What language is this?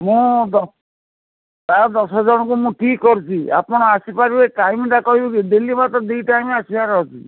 Odia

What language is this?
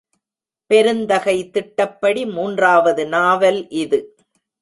Tamil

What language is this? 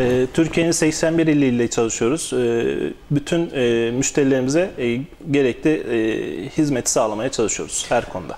Turkish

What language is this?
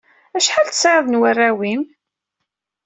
Kabyle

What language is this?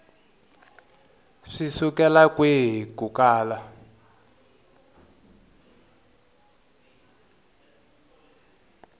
Tsonga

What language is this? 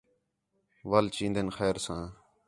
Khetrani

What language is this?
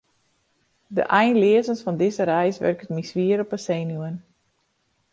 Western Frisian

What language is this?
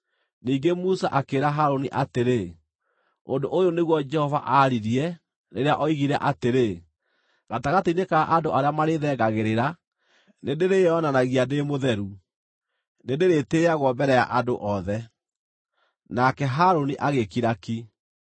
Kikuyu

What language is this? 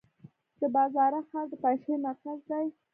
Pashto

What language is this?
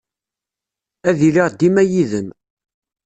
Kabyle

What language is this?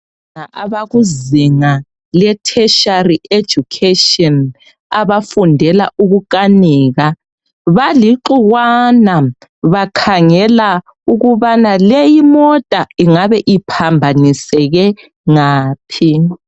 North Ndebele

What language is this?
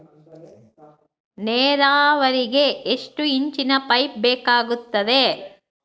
Kannada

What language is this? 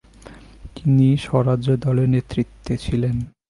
Bangla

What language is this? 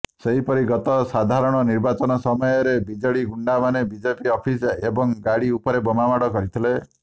Odia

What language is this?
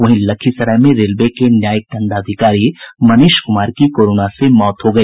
Hindi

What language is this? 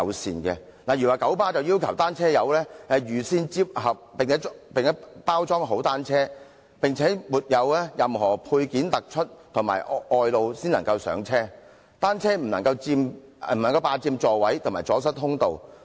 Cantonese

